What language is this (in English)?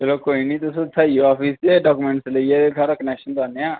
Dogri